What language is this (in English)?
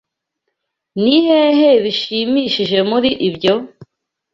Kinyarwanda